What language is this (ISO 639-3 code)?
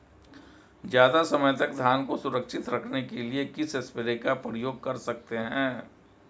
hin